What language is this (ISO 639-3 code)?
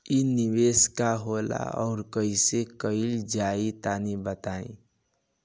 bho